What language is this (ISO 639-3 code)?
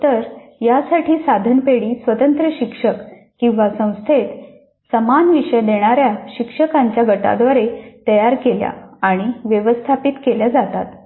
mar